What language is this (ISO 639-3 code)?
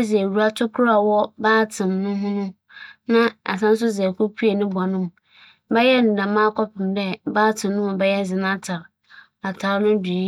aka